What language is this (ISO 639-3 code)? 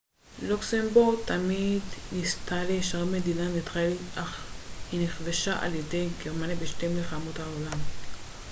heb